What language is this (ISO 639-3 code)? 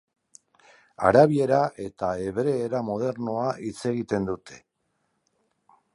eus